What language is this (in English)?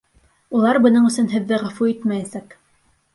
Bashkir